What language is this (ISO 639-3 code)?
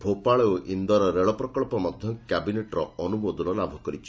ori